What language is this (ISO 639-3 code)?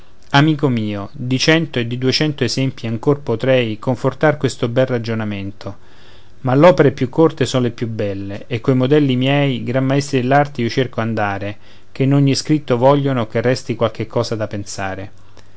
ita